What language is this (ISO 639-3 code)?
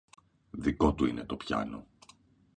ell